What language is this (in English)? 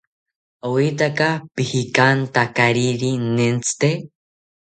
South Ucayali Ashéninka